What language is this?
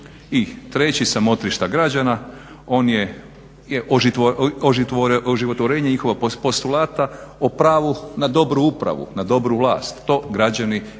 Croatian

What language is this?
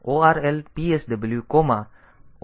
Gujarati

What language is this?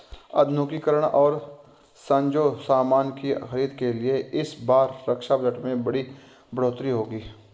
Hindi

